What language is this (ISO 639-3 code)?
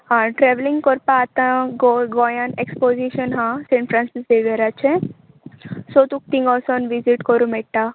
kok